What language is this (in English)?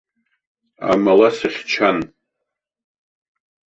Abkhazian